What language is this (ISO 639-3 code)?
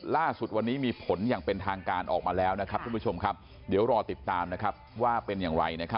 tha